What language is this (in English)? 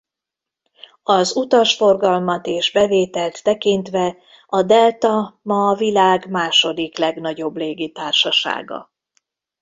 Hungarian